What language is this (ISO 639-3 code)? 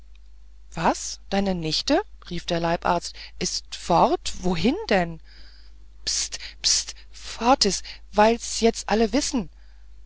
deu